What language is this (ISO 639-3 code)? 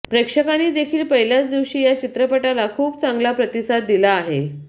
mar